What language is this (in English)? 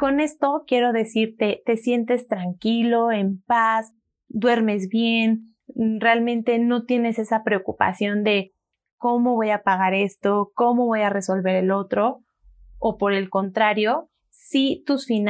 Spanish